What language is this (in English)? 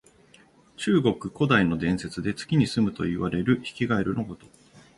Japanese